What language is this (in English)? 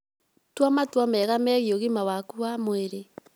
Kikuyu